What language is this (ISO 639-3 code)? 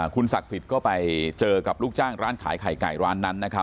tha